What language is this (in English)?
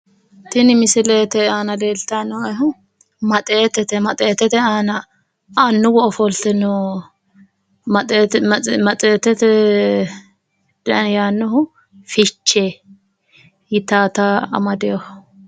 Sidamo